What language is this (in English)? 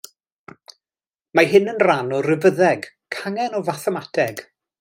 Welsh